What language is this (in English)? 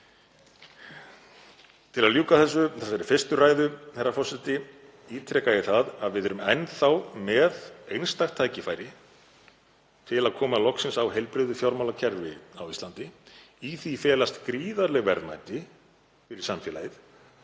Icelandic